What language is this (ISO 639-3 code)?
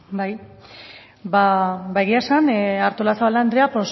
eus